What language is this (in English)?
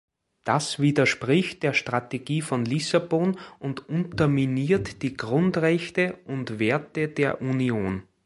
German